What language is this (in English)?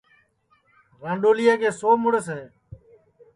Sansi